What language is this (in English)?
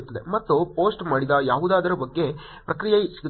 Kannada